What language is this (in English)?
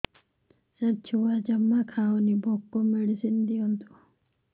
Odia